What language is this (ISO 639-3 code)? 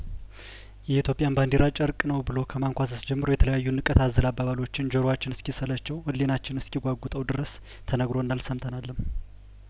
amh